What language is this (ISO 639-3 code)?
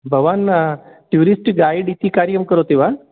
san